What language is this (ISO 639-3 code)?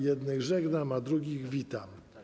pol